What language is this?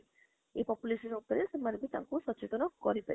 Odia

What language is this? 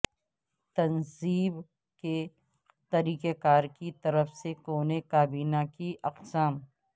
Urdu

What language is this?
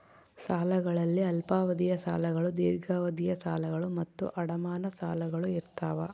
Kannada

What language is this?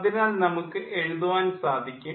Malayalam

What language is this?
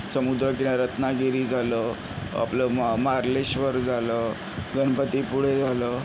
Marathi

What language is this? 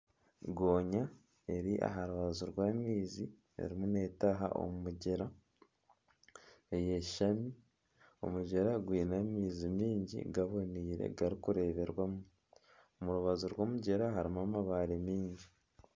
Nyankole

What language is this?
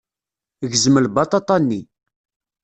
Kabyle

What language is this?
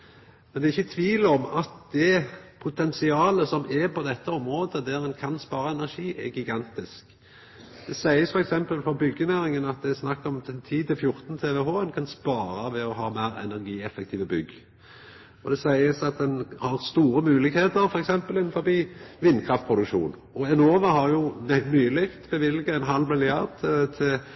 Norwegian Nynorsk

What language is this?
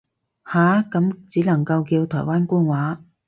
Cantonese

